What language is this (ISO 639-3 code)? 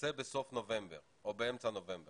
heb